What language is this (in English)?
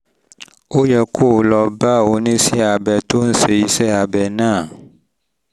Yoruba